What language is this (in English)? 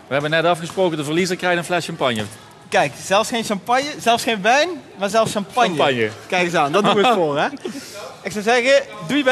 Dutch